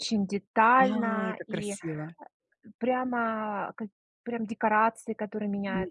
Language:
Russian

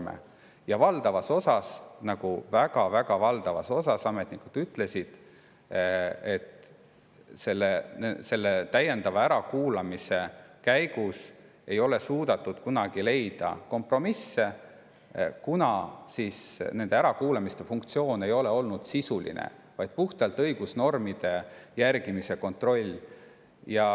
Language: Estonian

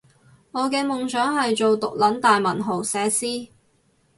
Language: Cantonese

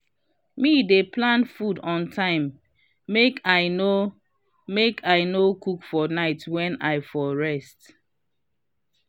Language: Nigerian Pidgin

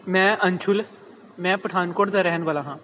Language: Punjabi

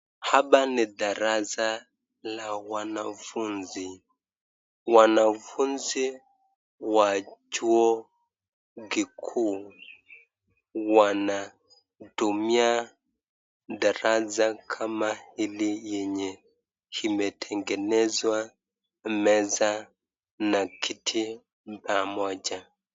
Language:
Swahili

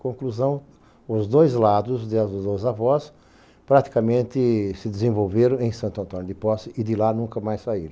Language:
Portuguese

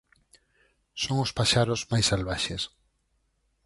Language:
Galician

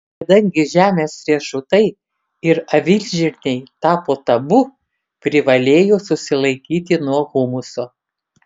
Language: Lithuanian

